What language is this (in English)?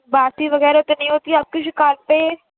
Urdu